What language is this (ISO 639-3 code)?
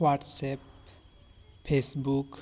sat